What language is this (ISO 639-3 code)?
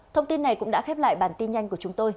vie